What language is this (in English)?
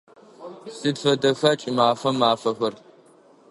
Adyghe